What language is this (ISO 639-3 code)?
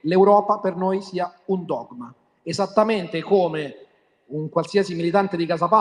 ita